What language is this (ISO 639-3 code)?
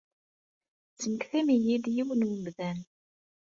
kab